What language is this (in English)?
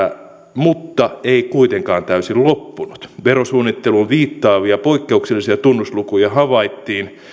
Finnish